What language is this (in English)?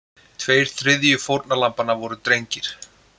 Icelandic